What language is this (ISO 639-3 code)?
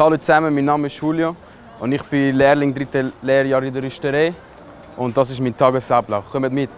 deu